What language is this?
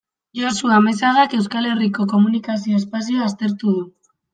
Basque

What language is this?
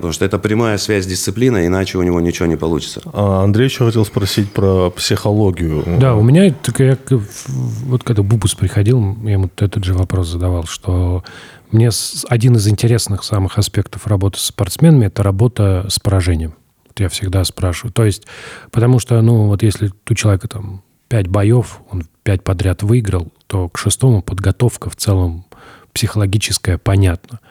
Russian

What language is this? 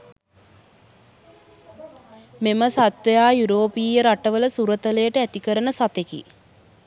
Sinhala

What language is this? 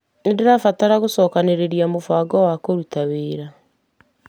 Kikuyu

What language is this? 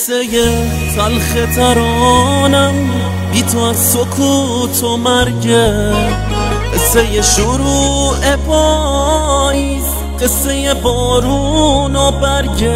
Persian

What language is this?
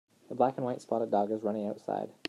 English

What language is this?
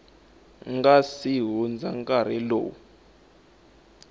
Tsonga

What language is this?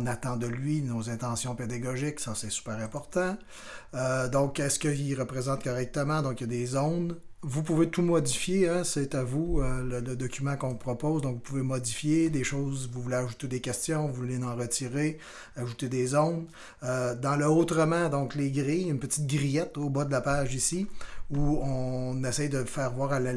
French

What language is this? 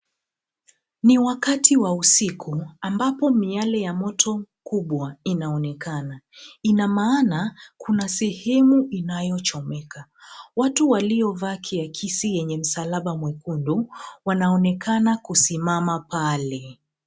Swahili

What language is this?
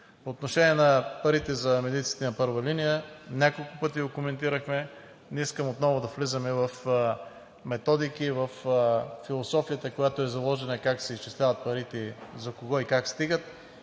Bulgarian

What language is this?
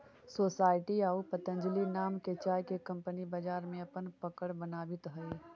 Magahi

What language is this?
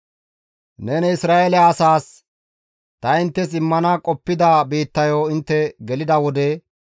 Gamo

